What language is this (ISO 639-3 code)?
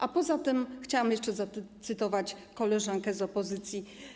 pol